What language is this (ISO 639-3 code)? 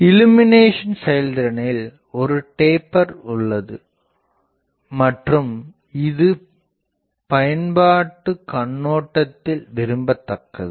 tam